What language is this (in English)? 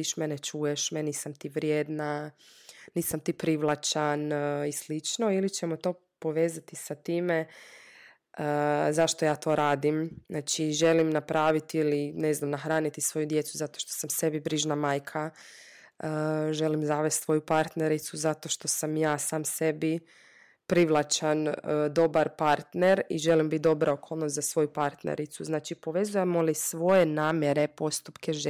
Croatian